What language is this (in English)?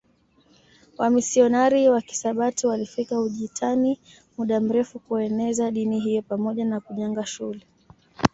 Swahili